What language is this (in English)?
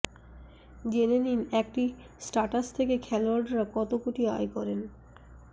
Bangla